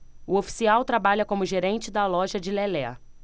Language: Portuguese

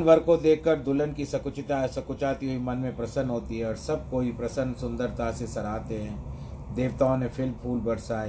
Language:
Hindi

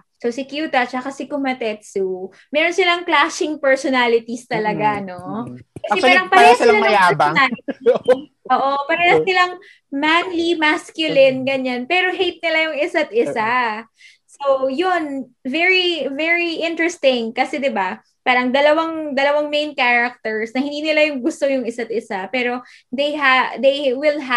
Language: Filipino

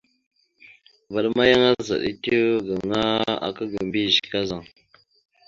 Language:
Mada (Cameroon)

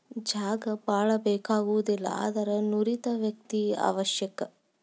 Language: Kannada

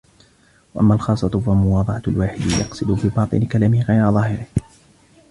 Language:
Arabic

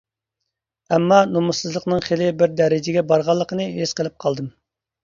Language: Uyghur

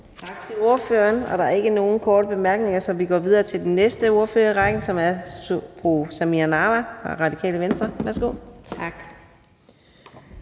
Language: Danish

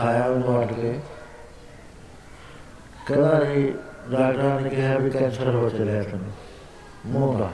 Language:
Punjabi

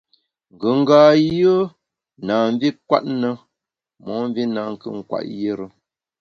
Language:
Bamun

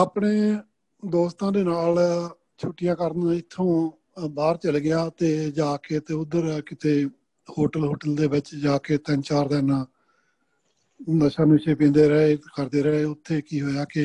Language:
Punjabi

